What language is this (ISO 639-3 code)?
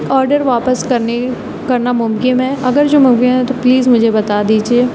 urd